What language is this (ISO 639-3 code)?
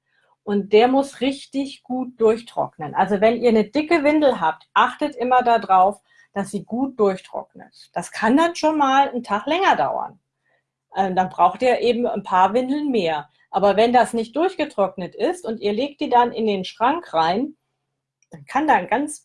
deu